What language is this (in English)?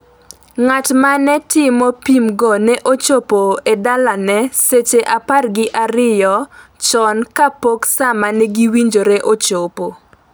Luo (Kenya and Tanzania)